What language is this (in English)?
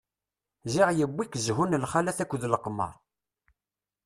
Kabyle